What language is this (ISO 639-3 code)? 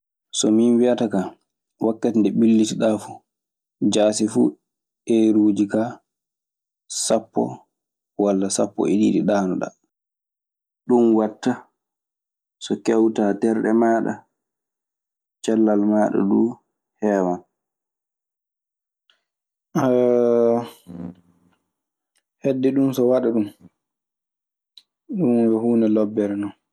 ffm